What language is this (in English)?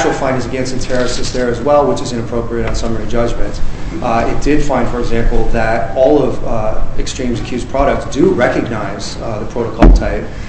English